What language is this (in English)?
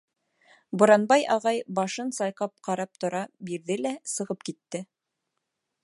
Bashkir